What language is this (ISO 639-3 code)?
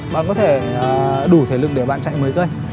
vie